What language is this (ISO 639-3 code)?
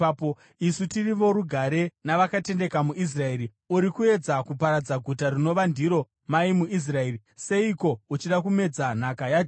sna